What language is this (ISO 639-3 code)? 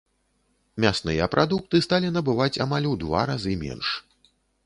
bel